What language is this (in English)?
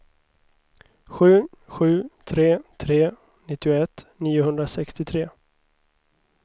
Swedish